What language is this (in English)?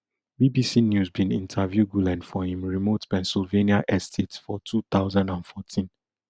Nigerian Pidgin